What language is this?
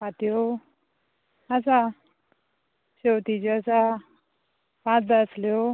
Konkani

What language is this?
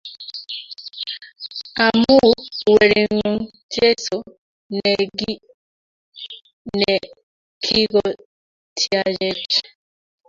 Kalenjin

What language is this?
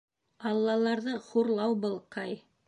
Bashkir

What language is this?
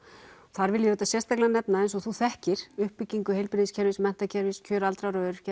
Icelandic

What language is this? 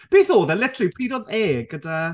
Welsh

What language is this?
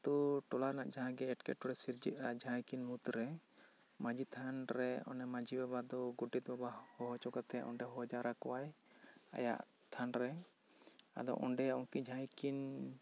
Santali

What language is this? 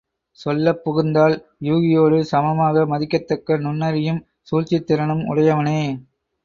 Tamil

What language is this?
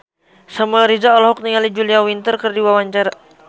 Sundanese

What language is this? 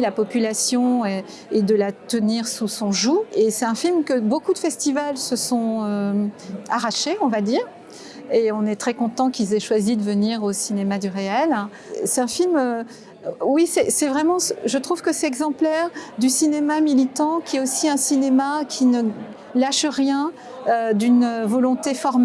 French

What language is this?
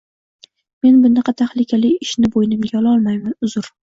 Uzbek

